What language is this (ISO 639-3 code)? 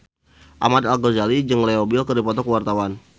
sun